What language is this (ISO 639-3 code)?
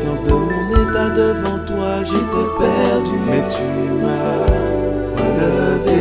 fra